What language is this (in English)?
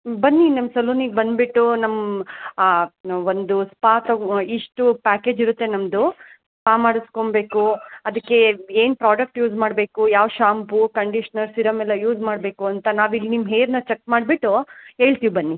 Kannada